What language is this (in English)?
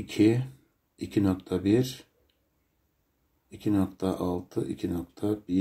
Turkish